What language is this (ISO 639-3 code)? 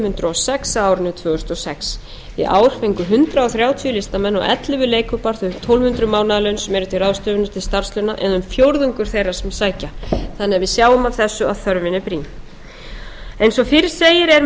isl